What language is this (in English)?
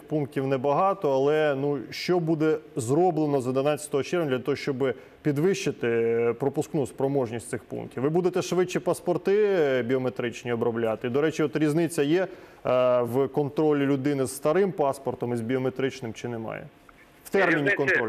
Ukrainian